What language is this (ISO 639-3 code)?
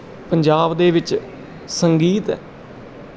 pan